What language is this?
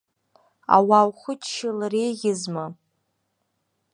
Abkhazian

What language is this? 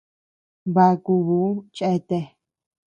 Tepeuxila Cuicatec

